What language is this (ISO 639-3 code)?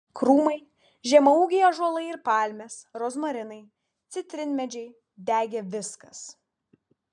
lit